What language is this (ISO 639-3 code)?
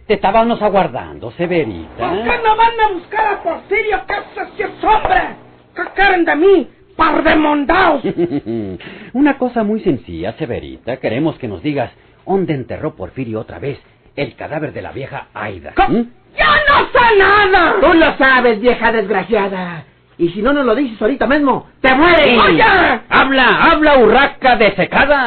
spa